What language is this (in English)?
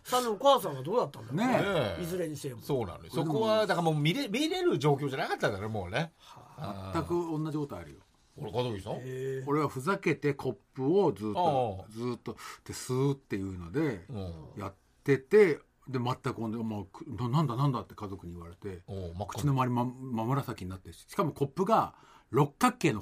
Japanese